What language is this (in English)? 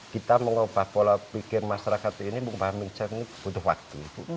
Indonesian